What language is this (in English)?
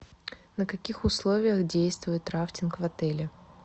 Russian